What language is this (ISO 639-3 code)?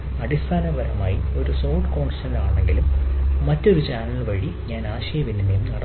mal